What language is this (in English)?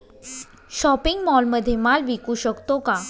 Marathi